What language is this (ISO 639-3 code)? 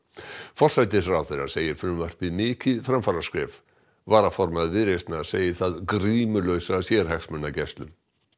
isl